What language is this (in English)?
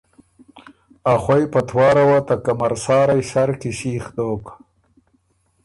Ormuri